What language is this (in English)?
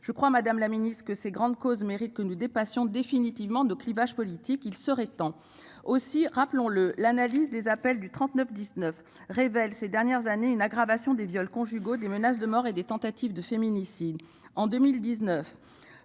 French